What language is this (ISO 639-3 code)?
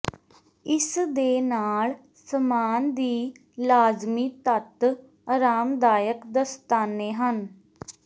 pan